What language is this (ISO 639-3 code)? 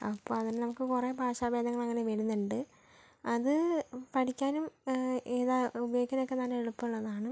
mal